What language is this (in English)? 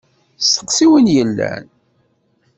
Kabyle